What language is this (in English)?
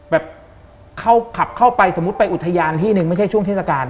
Thai